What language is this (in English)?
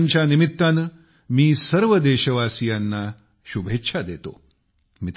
Marathi